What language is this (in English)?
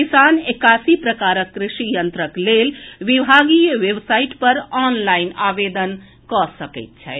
Maithili